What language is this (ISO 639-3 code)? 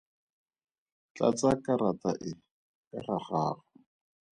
tsn